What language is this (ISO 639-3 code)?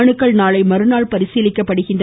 tam